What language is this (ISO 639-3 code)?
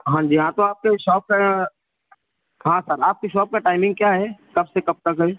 urd